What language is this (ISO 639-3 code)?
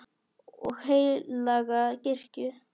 isl